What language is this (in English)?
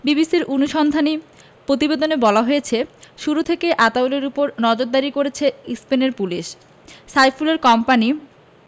Bangla